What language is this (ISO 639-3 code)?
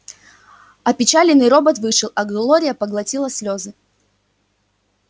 rus